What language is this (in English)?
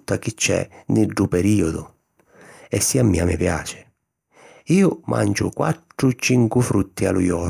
Sicilian